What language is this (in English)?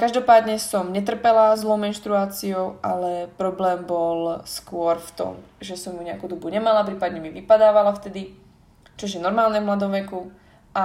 Slovak